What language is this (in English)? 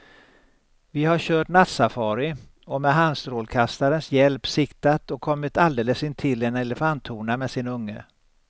Swedish